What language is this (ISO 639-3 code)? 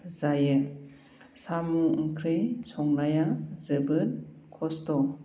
brx